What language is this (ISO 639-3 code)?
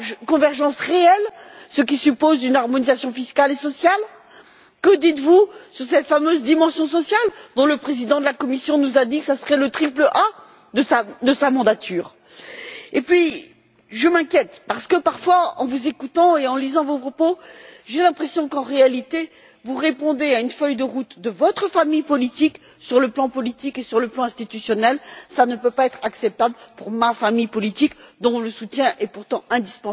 fra